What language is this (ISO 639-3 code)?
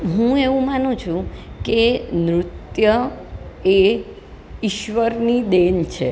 guj